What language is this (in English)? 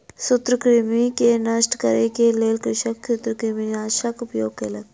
Maithili